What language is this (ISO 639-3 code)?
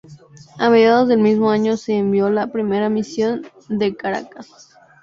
spa